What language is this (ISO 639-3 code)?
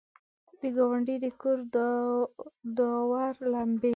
pus